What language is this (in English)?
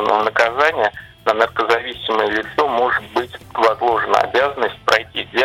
Russian